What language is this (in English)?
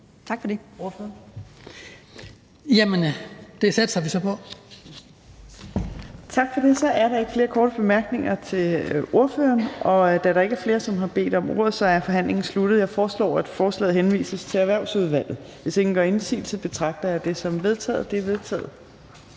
Danish